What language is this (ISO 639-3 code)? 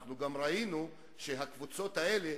heb